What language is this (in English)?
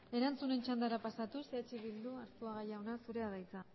Basque